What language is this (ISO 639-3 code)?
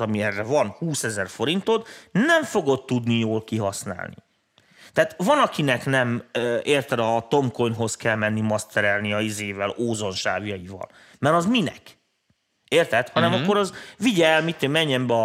hun